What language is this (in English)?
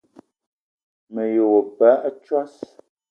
Eton (Cameroon)